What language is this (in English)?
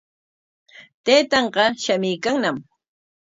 Corongo Ancash Quechua